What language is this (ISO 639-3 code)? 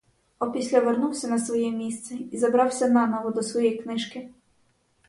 ukr